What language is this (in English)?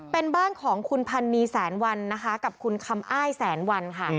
Thai